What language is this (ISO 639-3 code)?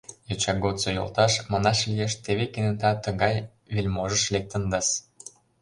chm